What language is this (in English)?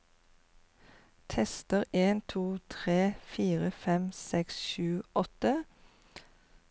Norwegian